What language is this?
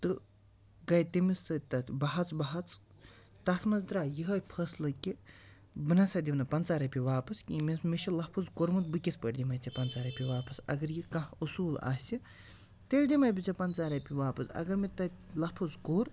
Kashmiri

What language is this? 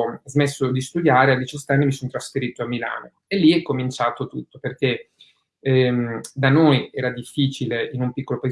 Italian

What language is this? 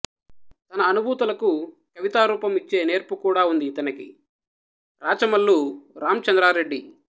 Telugu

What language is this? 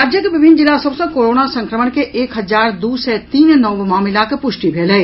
Maithili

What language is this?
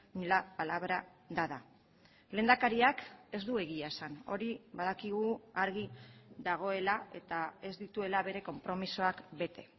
Basque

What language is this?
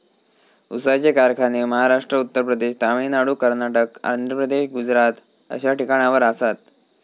Marathi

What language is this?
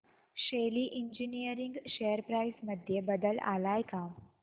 Marathi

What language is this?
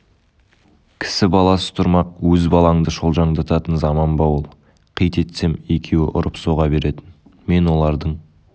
Kazakh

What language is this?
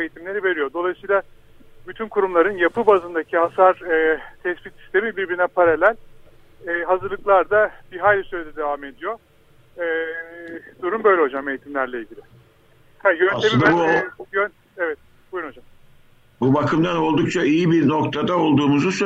Turkish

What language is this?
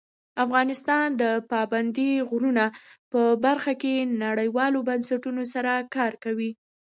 Pashto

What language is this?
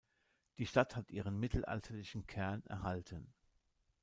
German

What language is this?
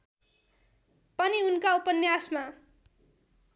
Nepali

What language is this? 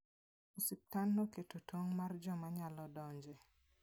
Luo (Kenya and Tanzania)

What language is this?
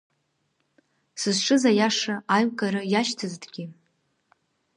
Abkhazian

